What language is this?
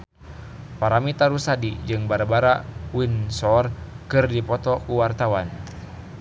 Sundanese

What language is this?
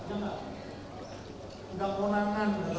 Indonesian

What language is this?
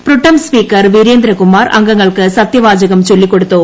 Malayalam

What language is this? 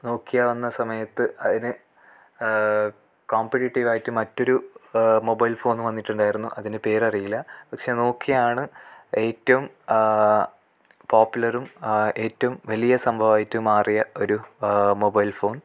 Malayalam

